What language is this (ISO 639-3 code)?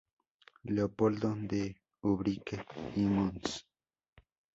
spa